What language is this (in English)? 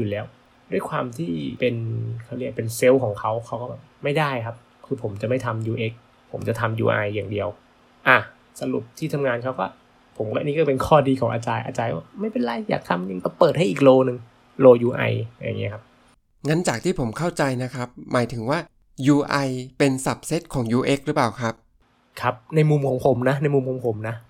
Thai